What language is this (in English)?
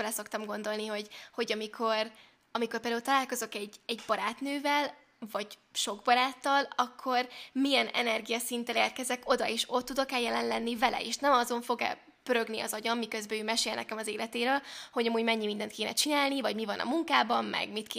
Hungarian